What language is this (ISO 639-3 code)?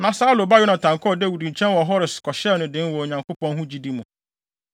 aka